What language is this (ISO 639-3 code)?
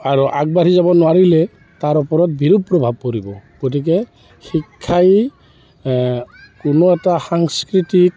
asm